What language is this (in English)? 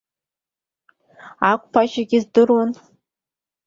Abkhazian